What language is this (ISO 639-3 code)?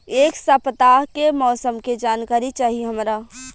bho